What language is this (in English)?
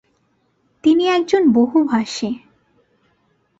Bangla